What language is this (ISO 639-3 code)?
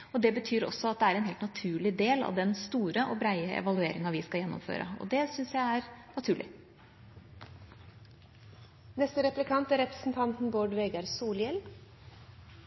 nor